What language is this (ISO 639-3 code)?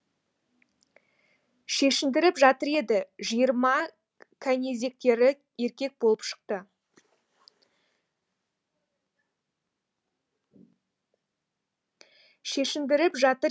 kaz